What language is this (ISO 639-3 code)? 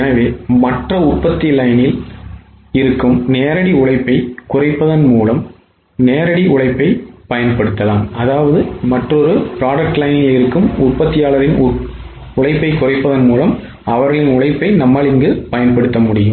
tam